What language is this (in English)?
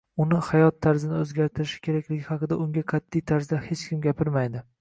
Uzbek